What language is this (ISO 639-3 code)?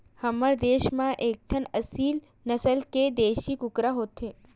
hne